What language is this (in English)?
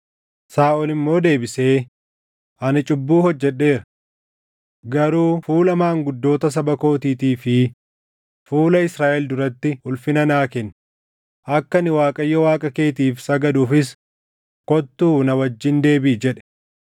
Oromo